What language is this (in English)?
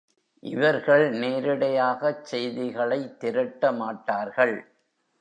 Tamil